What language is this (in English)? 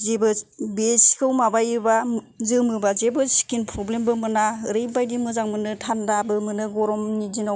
Bodo